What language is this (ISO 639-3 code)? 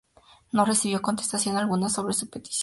spa